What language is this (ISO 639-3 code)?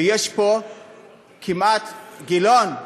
heb